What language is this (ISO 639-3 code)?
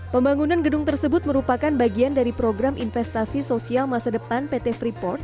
ind